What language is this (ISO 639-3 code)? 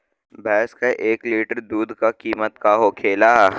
bho